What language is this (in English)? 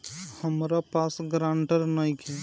Bhojpuri